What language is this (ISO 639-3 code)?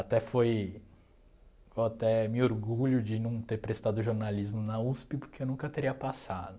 por